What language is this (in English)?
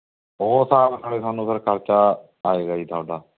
Punjabi